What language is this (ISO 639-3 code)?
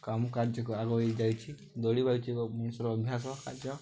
ori